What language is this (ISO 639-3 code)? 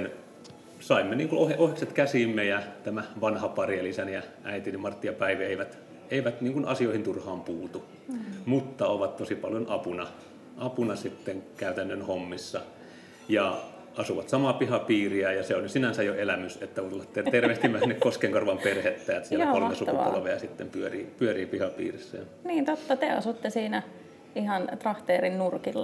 fin